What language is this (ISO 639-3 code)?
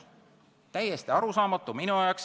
est